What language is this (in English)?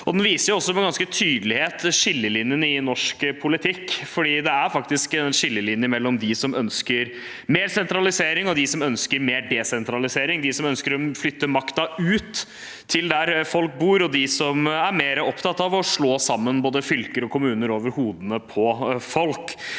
Norwegian